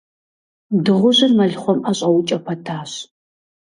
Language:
Kabardian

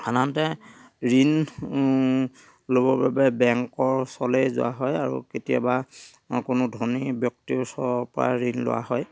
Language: Assamese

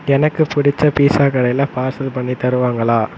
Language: Tamil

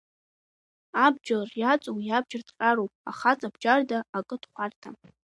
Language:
Abkhazian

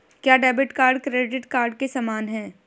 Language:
Hindi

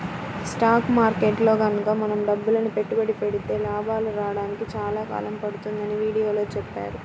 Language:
Telugu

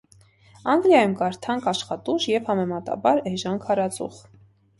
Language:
Armenian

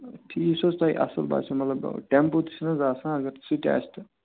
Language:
Kashmiri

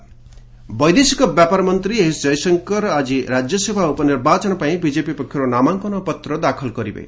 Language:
Odia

